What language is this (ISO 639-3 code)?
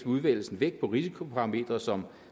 dan